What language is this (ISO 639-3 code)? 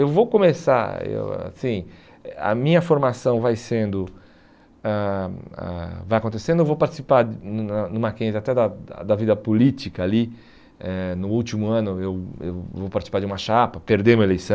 por